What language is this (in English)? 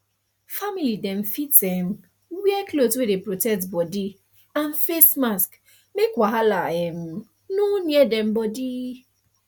Nigerian Pidgin